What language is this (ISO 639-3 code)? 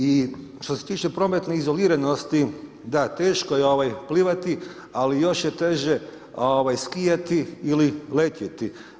hrv